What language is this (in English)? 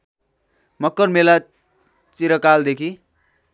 Nepali